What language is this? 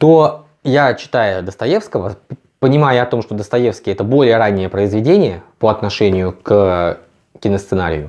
Russian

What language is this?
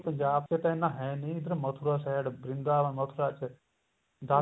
Punjabi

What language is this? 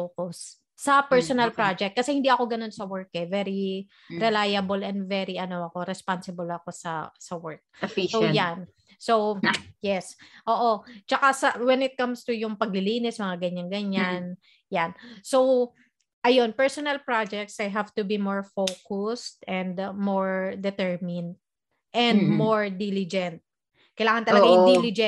Filipino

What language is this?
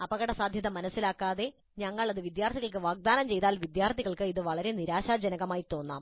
Malayalam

